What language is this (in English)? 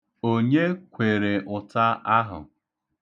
Igbo